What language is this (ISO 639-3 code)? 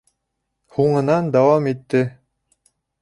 bak